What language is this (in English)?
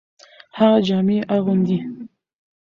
Pashto